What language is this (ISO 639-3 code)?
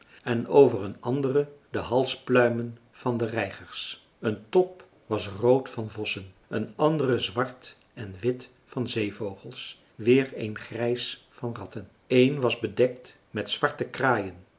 nld